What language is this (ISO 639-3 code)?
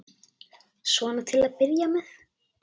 isl